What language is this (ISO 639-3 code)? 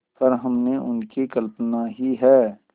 hin